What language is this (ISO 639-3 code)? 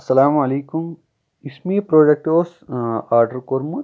kas